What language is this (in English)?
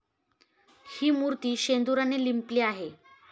Marathi